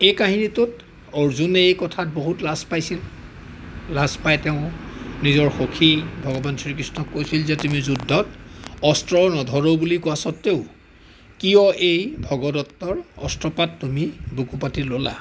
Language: Assamese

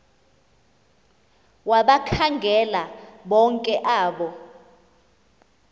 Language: Xhosa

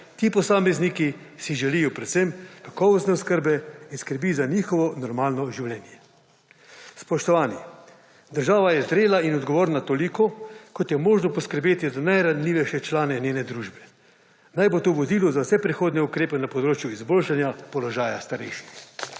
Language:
Slovenian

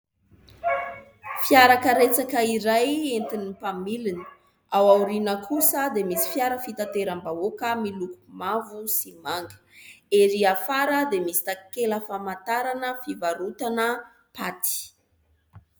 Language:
Malagasy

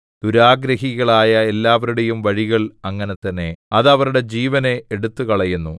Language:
Malayalam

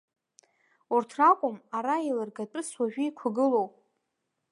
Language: Abkhazian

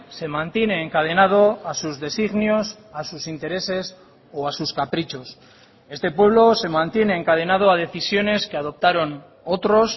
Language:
Spanish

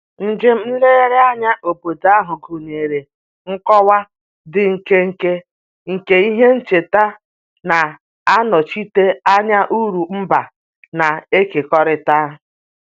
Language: Igbo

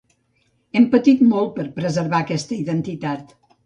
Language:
Catalan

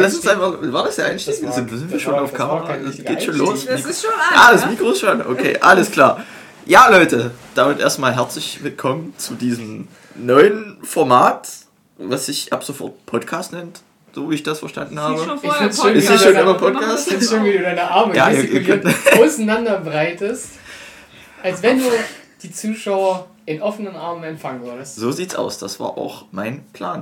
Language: German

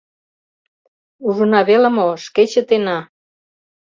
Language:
Mari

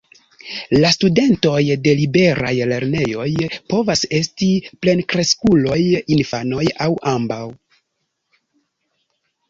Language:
Esperanto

